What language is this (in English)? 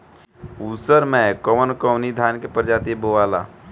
Bhojpuri